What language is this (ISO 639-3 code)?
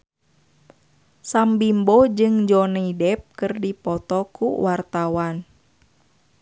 sun